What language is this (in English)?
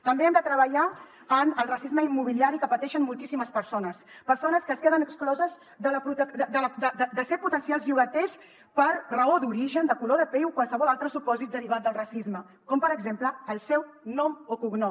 Catalan